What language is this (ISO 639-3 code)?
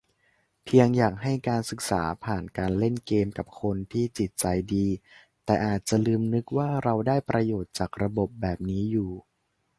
tha